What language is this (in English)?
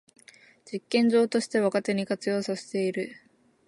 Japanese